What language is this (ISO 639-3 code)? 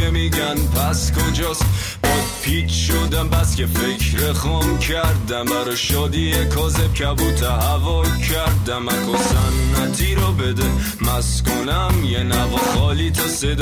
fas